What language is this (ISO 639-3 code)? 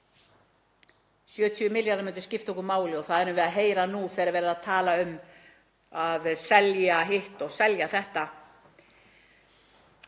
isl